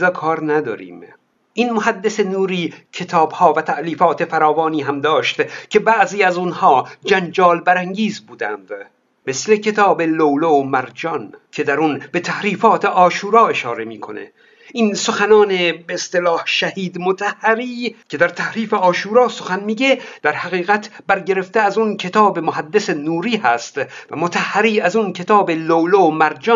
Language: Persian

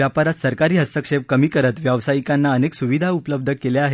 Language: Marathi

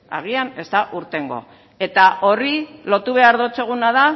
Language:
Basque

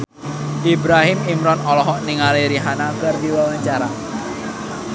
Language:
Sundanese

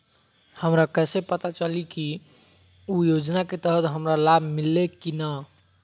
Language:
Magahi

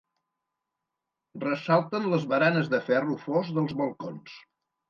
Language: Catalan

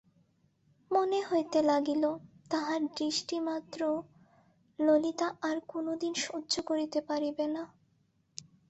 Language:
Bangla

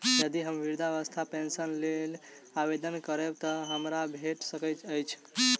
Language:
Maithili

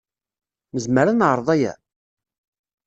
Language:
Kabyle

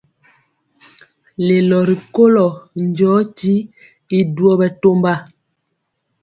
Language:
Mpiemo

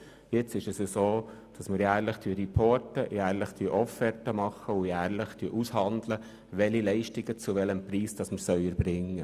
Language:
Swiss German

